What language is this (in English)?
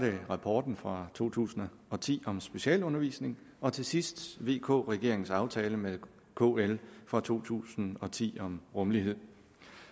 Danish